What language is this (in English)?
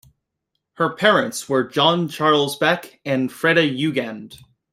English